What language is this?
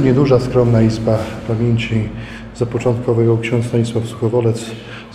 Polish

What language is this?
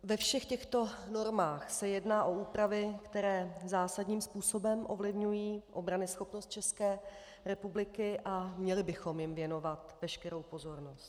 Czech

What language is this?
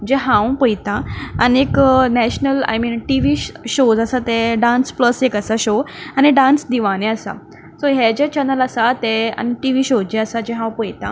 Konkani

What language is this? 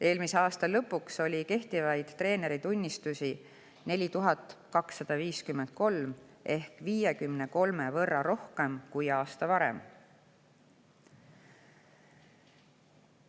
Estonian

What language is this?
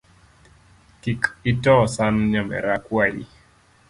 Luo (Kenya and Tanzania)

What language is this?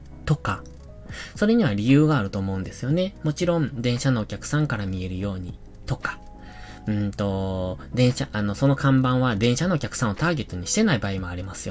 Japanese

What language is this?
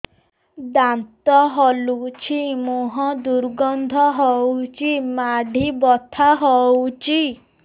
Odia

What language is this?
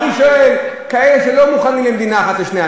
Hebrew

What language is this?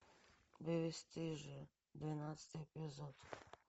Russian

